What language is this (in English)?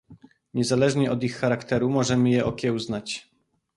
Polish